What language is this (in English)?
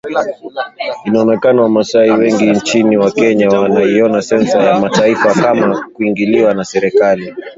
Swahili